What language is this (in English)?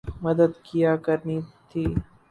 Urdu